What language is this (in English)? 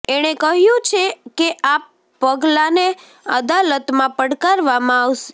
Gujarati